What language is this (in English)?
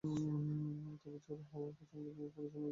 Bangla